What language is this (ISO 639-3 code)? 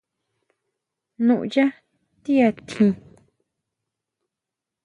mau